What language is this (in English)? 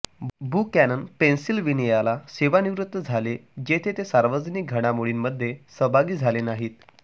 Marathi